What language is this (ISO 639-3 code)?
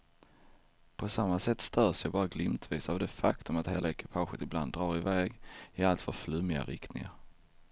swe